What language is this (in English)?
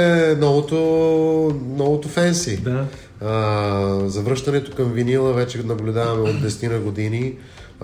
Bulgarian